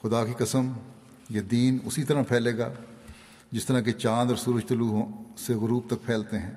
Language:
Urdu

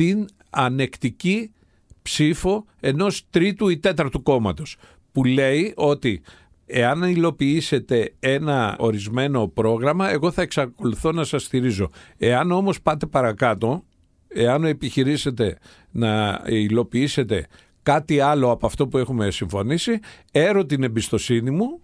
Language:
Greek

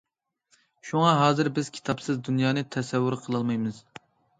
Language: Uyghur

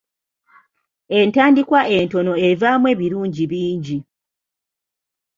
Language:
Ganda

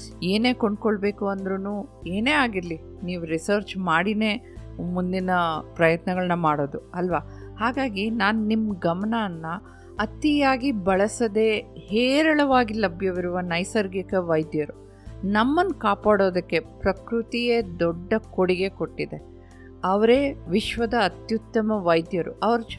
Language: Kannada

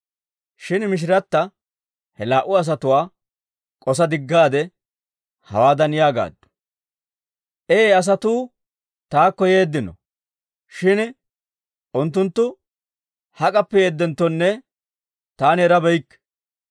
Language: Dawro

